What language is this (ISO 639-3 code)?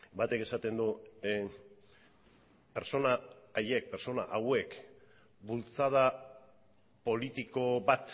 eus